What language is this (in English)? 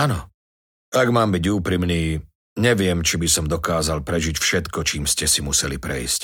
Slovak